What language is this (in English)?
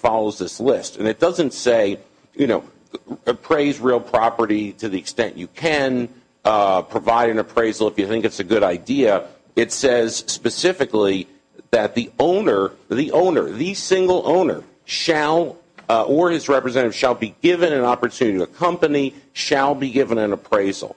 English